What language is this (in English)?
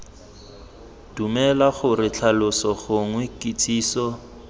Tswana